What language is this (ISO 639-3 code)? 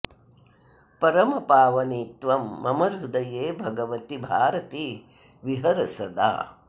san